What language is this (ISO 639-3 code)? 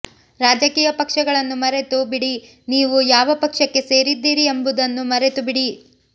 kan